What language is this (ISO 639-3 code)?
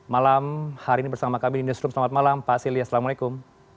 ind